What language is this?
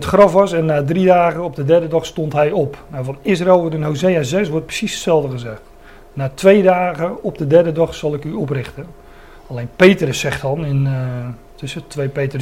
Dutch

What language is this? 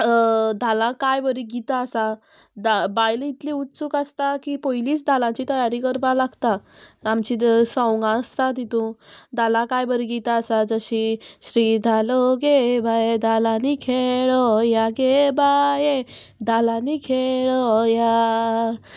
Konkani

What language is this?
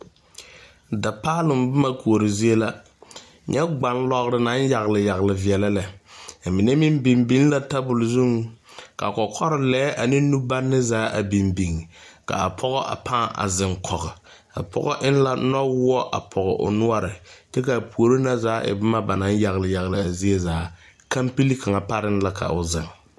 Southern Dagaare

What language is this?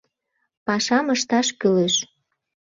Mari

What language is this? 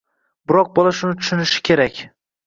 Uzbek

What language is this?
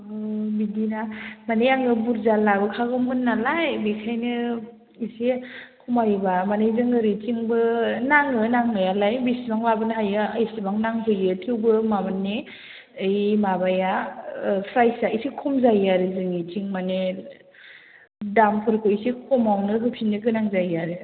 Bodo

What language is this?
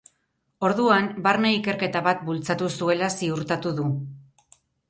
Basque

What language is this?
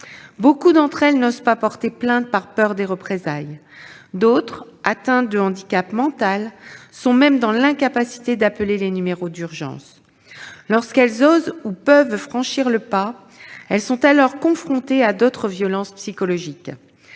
French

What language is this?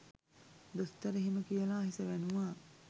Sinhala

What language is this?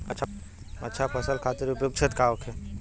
Bhojpuri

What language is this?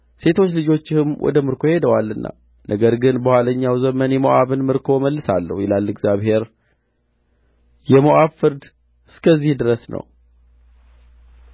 Amharic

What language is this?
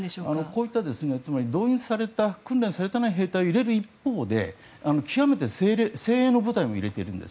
Japanese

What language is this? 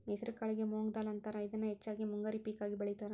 Kannada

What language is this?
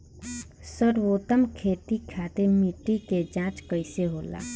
Bhojpuri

